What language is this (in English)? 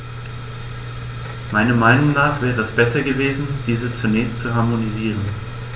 German